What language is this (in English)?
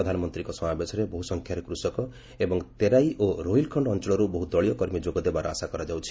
Odia